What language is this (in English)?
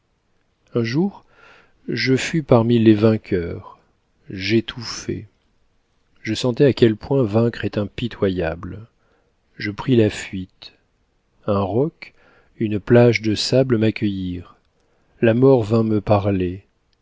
French